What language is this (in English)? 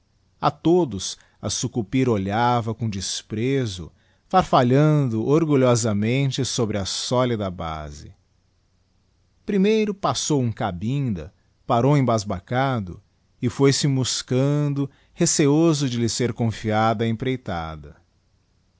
Portuguese